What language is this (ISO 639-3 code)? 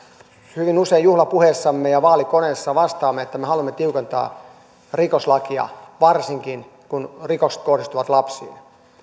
fin